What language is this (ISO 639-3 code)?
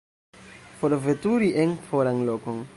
epo